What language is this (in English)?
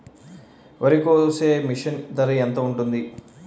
Telugu